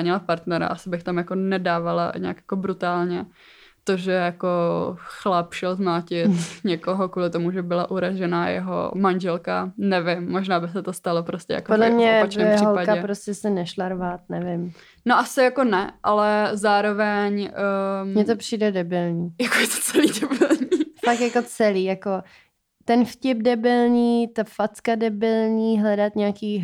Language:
Czech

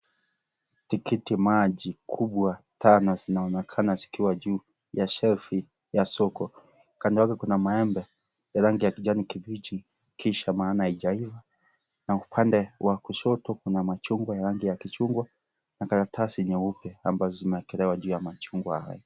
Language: Swahili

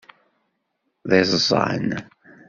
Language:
Kabyle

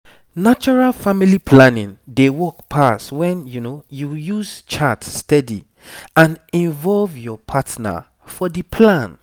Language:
Nigerian Pidgin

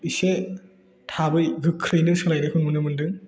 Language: Bodo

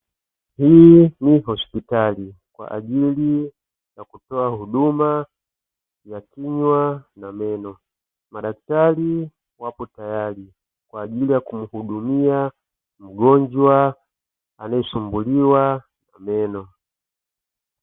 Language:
Swahili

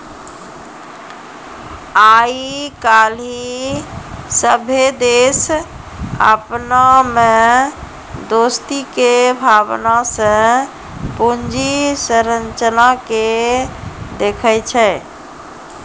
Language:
Maithili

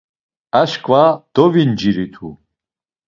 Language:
Laz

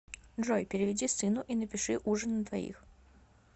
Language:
Russian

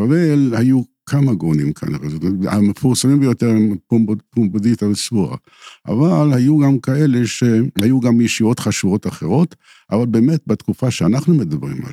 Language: Hebrew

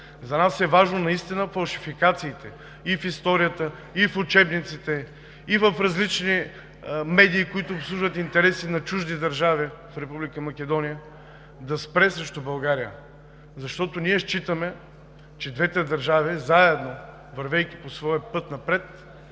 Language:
Bulgarian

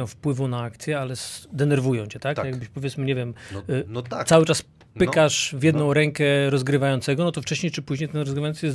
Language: Polish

